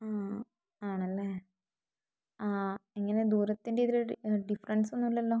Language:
Malayalam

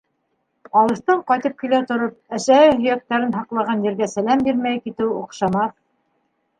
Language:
Bashkir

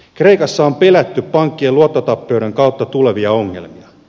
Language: Finnish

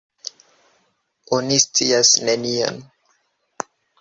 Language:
Esperanto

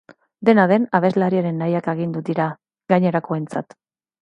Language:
Basque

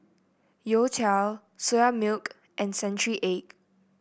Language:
English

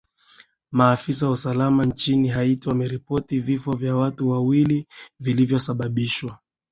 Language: Swahili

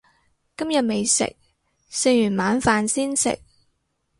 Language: Cantonese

